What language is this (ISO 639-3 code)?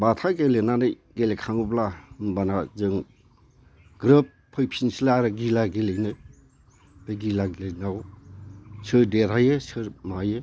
brx